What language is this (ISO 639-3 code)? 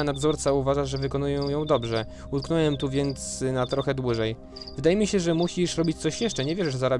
pol